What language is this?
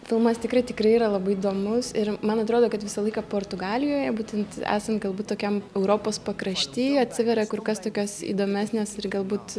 Lithuanian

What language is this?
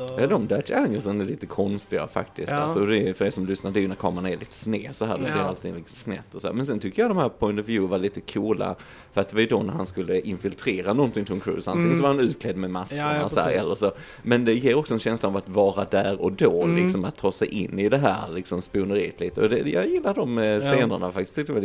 Swedish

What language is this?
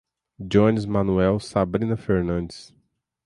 Portuguese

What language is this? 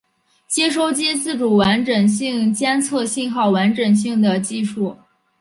Chinese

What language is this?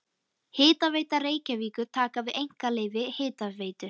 Icelandic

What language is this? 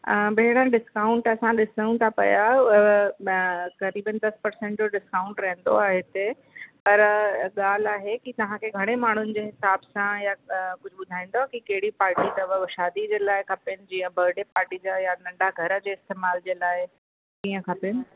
Sindhi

